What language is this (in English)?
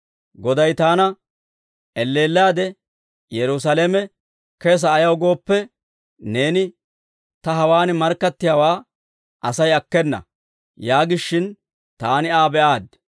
Dawro